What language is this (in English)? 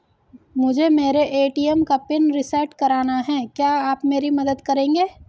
Hindi